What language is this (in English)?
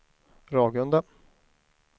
Swedish